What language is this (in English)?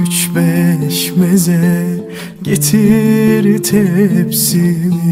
Turkish